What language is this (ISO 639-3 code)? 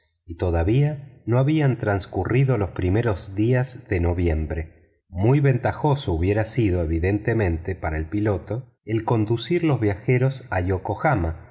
spa